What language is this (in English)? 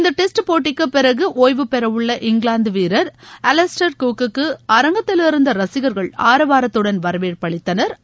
Tamil